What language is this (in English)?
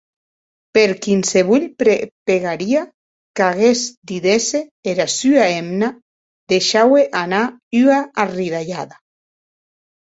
Occitan